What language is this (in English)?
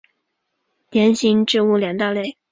Chinese